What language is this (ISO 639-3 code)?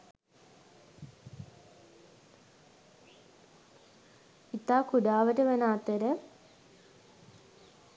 sin